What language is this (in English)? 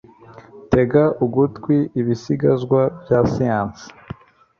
Kinyarwanda